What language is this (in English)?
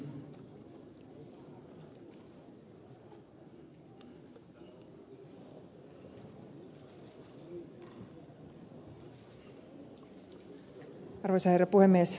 Finnish